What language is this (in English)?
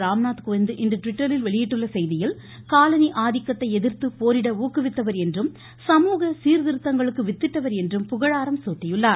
Tamil